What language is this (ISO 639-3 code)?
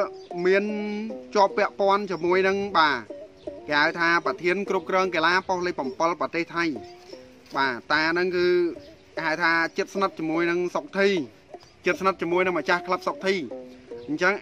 tha